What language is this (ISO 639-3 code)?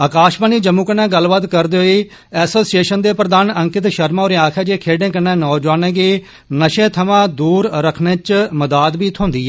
doi